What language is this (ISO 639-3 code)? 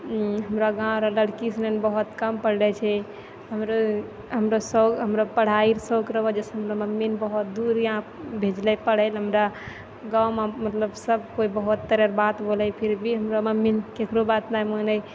mai